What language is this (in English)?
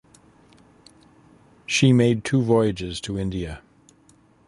English